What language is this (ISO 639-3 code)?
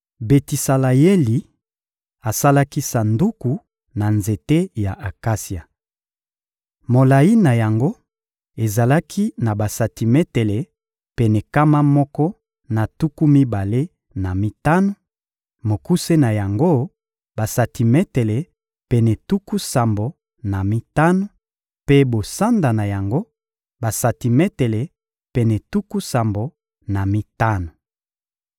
lin